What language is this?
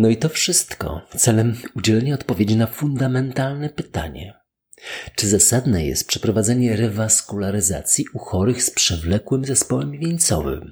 Polish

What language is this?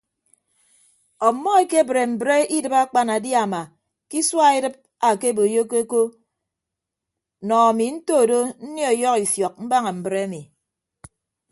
Ibibio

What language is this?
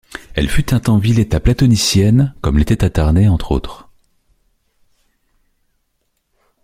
French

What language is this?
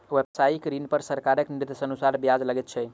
Maithili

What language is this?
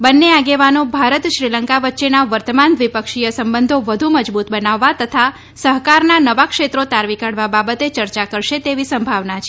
Gujarati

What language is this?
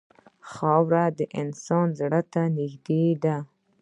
Pashto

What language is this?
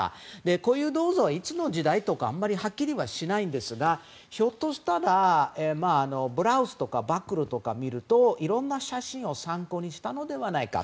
Japanese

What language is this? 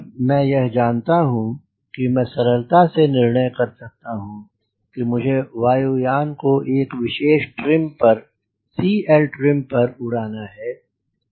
Hindi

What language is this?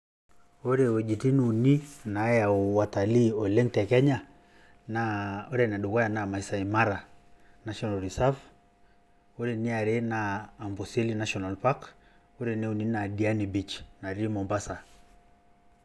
Masai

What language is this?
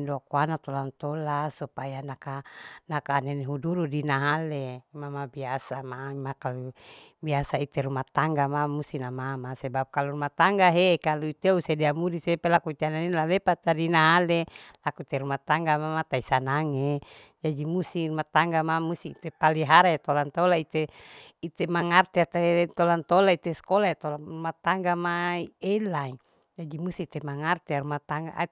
Larike-Wakasihu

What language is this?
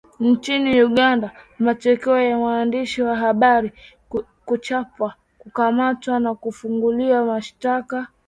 Swahili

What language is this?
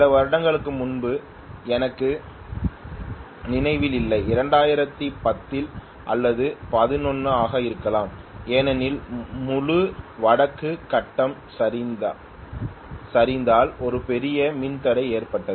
Tamil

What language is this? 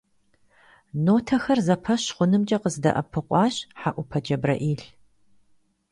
Kabardian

